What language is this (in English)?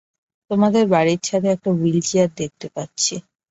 Bangla